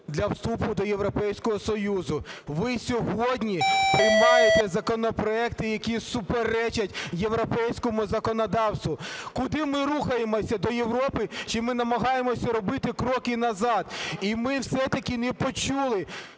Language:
Ukrainian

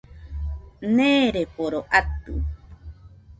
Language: Nüpode Huitoto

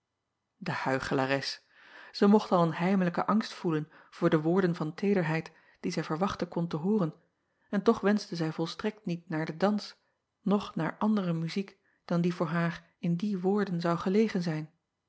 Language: Dutch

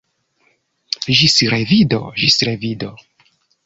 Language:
Esperanto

